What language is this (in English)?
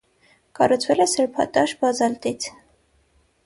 Armenian